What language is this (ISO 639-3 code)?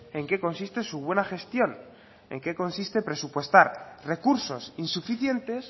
spa